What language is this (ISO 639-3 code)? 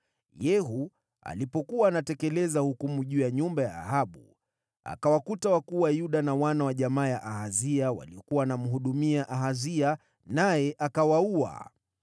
swa